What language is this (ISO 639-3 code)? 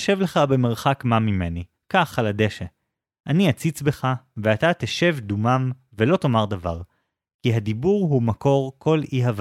heb